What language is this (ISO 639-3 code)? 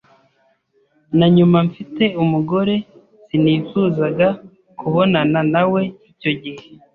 kin